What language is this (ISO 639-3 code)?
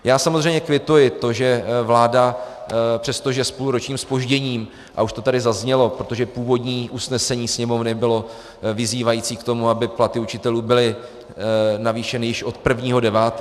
ces